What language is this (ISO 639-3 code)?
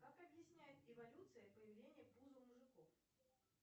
rus